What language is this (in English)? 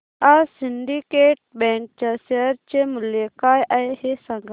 Marathi